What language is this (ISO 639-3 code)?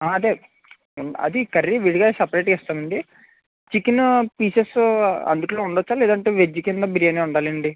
tel